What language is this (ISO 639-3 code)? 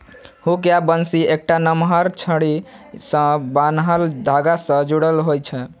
mai